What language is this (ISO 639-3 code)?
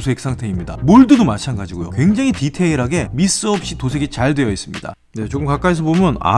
kor